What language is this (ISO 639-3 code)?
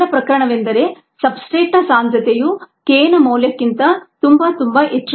kan